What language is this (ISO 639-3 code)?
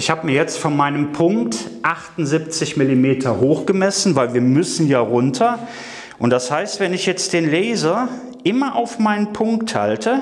deu